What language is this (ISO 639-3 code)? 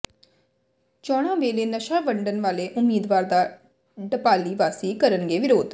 pan